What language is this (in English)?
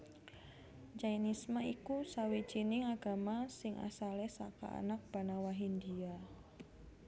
Javanese